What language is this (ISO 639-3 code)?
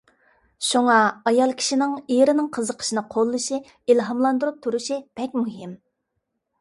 uig